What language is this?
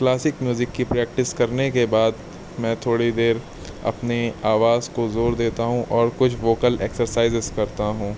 Urdu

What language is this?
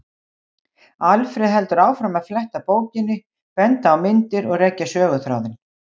Icelandic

